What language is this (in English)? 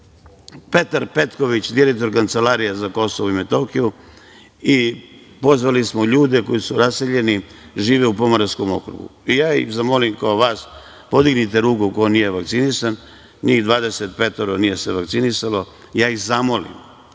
Serbian